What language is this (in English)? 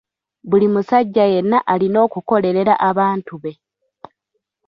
Ganda